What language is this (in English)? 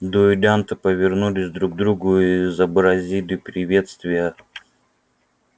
Russian